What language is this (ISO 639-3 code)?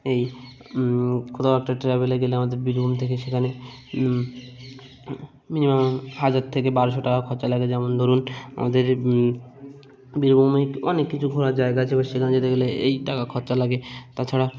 ben